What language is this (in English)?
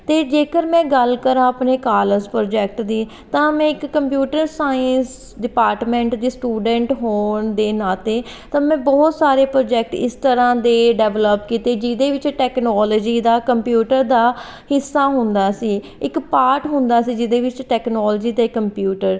Punjabi